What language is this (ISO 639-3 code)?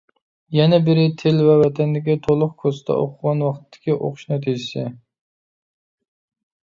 uig